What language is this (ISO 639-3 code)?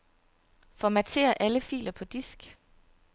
dan